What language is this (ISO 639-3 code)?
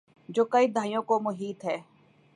urd